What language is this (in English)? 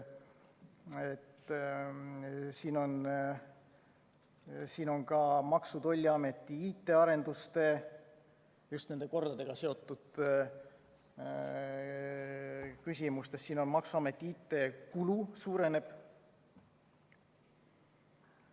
Estonian